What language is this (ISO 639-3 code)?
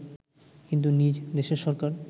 ben